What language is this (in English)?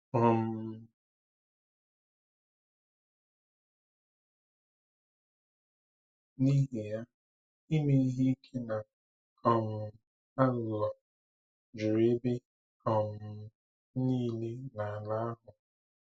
Igbo